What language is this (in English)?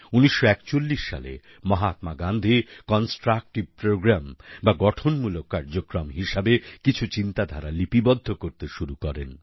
Bangla